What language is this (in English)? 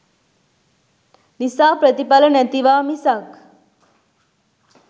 Sinhala